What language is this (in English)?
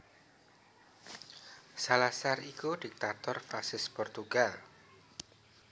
Javanese